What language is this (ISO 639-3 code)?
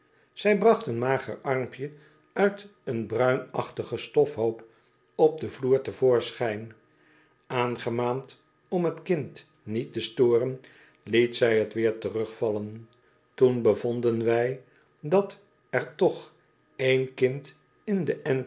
nld